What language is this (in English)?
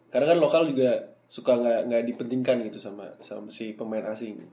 Indonesian